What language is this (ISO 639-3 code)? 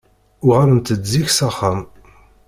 kab